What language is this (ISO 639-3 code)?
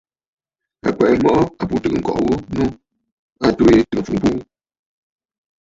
bfd